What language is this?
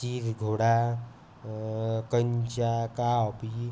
Marathi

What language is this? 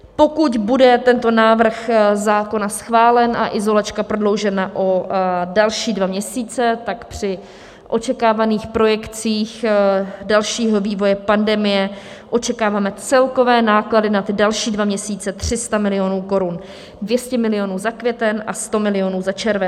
Czech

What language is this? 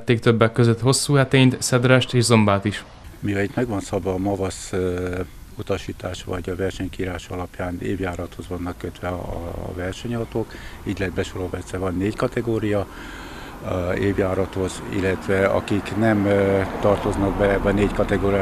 Hungarian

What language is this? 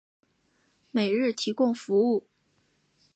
Chinese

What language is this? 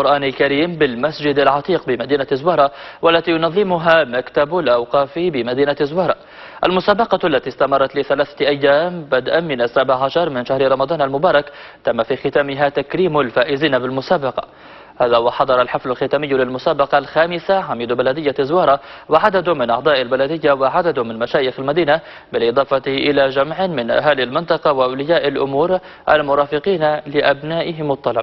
Arabic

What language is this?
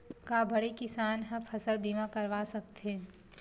Chhattisgarhi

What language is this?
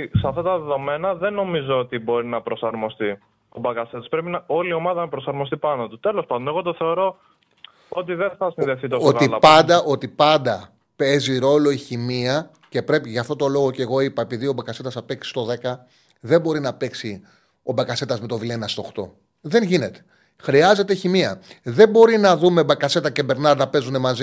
Greek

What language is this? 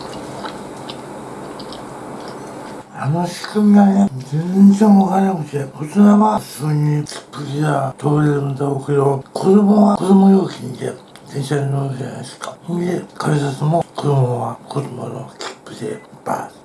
Japanese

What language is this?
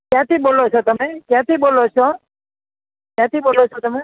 Gujarati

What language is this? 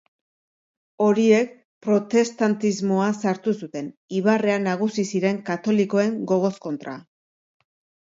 Basque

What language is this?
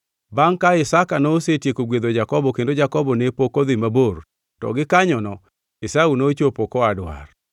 Luo (Kenya and Tanzania)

